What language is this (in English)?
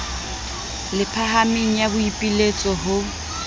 Southern Sotho